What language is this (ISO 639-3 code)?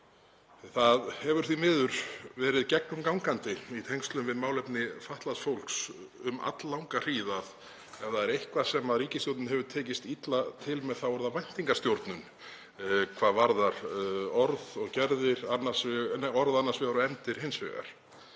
isl